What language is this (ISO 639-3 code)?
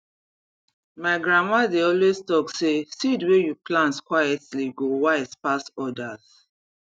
pcm